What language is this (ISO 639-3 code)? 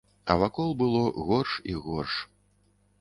bel